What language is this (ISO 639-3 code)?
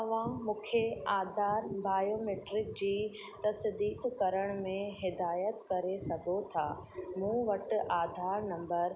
snd